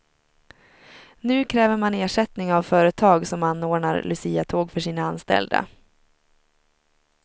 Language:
Swedish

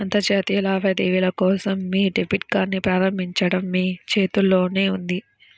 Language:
Telugu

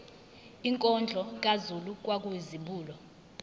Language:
Zulu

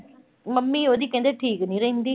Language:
Punjabi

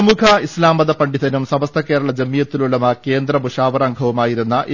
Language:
Malayalam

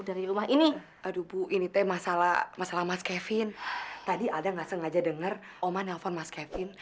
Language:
Indonesian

